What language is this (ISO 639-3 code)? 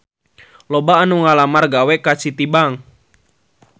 sun